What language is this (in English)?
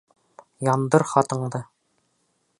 Bashkir